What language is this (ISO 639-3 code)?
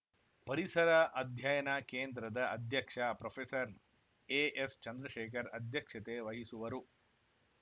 kan